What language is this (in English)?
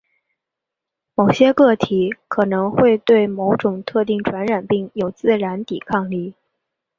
Chinese